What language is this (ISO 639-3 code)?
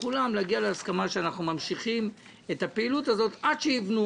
heb